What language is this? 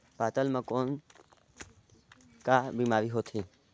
Chhattisgarhi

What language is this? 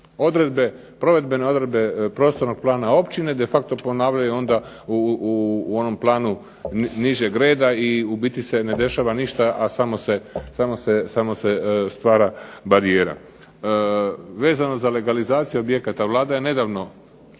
Croatian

